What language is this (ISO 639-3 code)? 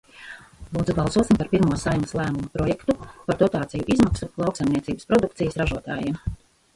lav